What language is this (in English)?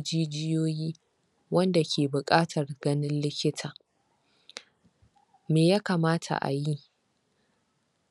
Hausa